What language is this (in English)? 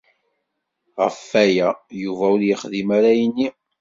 Kabyle